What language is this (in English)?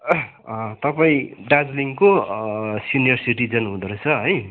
Nepali